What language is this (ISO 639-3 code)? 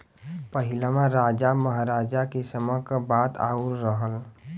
bho